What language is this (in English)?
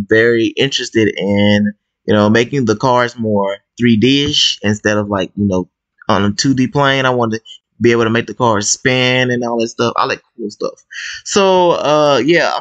English